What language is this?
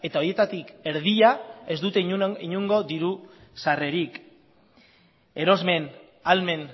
Basque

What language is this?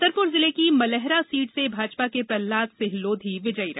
Hindi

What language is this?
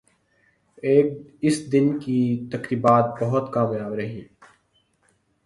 Urdu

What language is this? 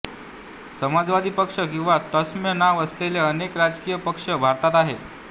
Marathi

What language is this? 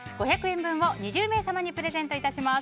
Japanese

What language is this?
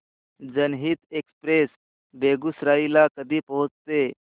Marathi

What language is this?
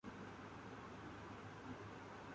Urdu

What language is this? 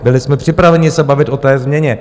Czech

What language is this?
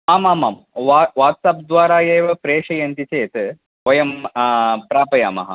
Sanskrit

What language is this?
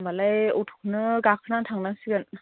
Bodo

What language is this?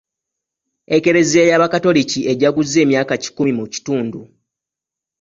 Ganda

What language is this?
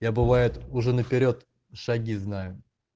Russian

